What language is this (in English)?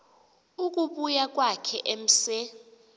Xhosa